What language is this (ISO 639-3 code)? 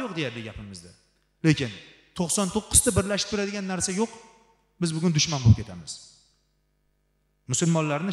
ara